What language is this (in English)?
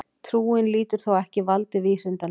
Icelandic